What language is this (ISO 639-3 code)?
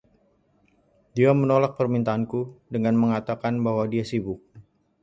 ind